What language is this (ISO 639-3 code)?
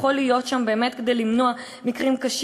heb